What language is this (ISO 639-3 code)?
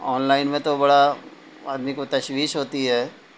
urd